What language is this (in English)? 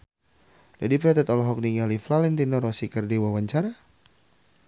Sundanese